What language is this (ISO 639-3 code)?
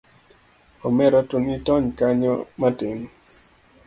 luo